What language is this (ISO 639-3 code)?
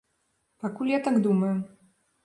bel